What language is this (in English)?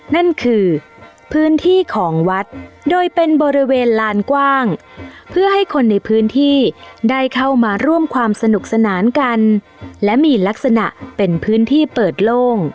Thai